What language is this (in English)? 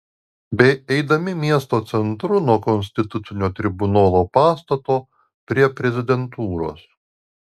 Lithuanian